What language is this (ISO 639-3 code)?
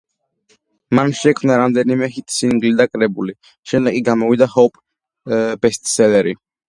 kat